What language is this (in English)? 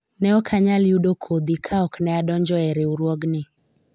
Luo (Kenya and Tanzania)